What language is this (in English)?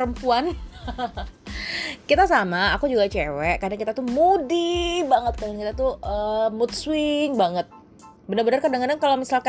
Indonesian